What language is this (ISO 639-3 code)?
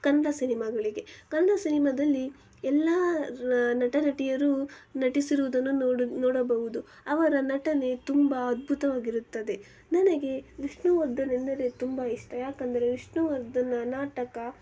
kan